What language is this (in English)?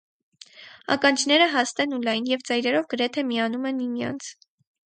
Armenian